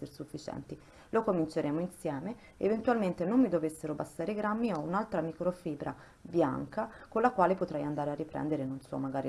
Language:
Italian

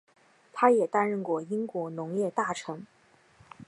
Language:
Chinese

